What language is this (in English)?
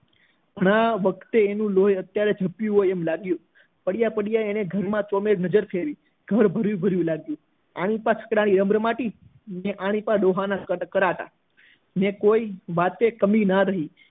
Gujarati